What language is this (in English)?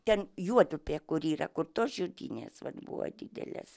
Lithuanian